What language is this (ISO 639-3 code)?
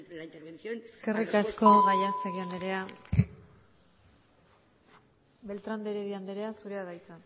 eus